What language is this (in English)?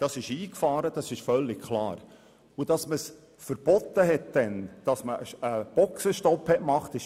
Swiss German